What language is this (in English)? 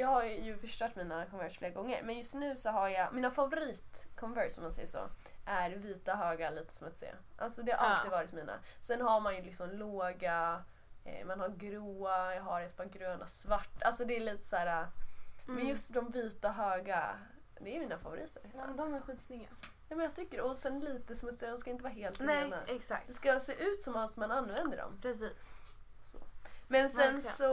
Swedish